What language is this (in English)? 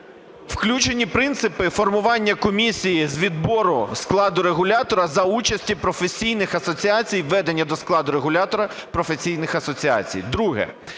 Ukrainian